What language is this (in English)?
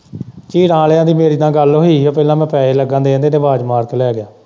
Punjabi